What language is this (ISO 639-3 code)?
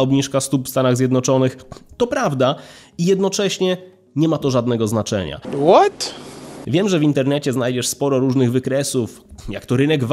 pol